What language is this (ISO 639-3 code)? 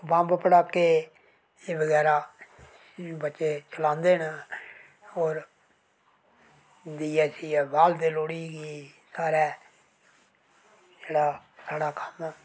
doi